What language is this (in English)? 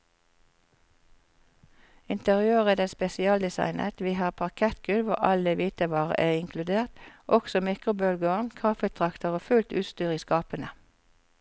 Norwegian